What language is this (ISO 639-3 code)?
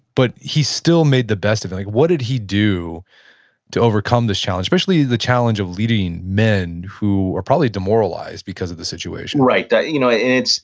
eng